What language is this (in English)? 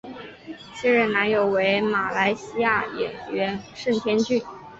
Chinese